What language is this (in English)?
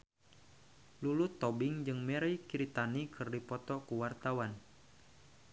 Sundanese